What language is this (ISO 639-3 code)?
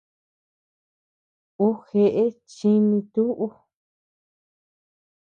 cux